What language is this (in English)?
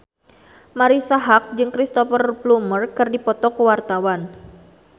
Sundanese